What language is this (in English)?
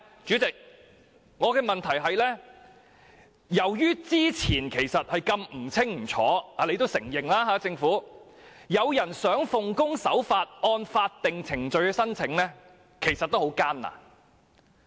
Cantonese